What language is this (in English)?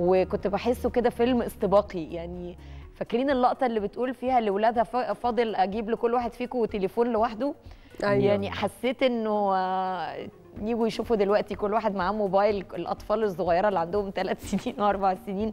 Arabic